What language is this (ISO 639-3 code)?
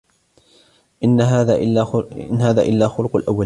ara